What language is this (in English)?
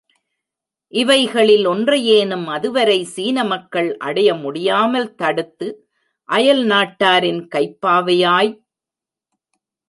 Tamil